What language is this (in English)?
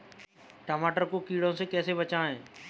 Hindi